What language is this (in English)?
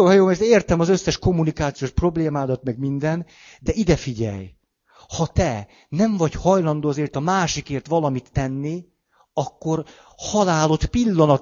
Hungarian